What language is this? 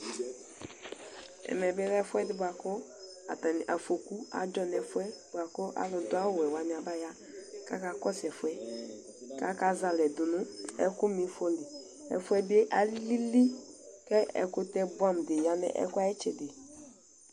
Ikposo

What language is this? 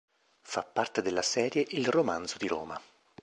Italian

